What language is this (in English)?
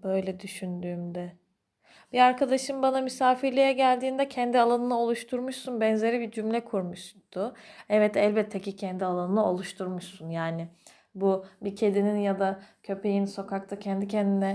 Turkish